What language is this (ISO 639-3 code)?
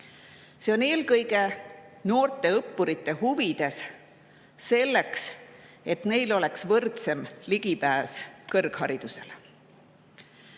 est